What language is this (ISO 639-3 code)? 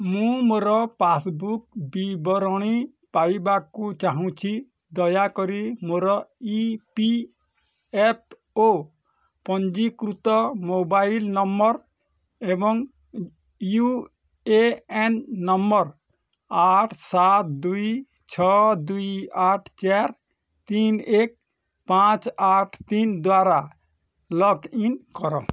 ori